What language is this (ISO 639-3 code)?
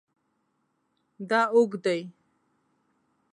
pus